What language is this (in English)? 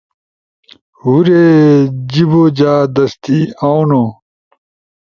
Ushojo